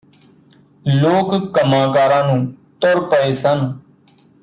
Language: Punjabi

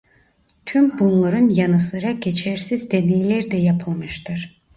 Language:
Turkish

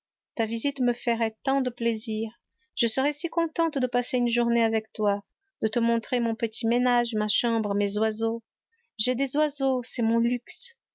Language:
French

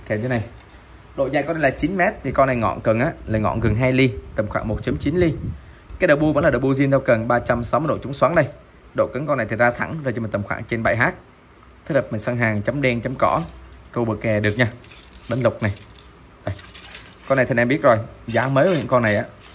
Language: Vietnamese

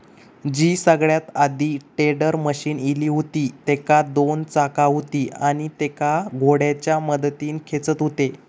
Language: Marathi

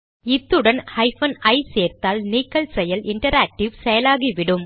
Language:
Tamil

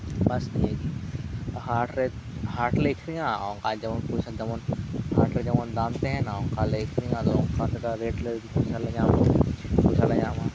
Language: Santali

